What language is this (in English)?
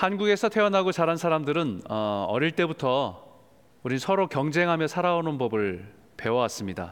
Korean